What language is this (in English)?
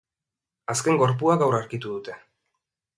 Basque